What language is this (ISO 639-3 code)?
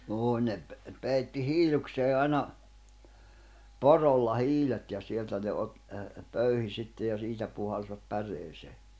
fin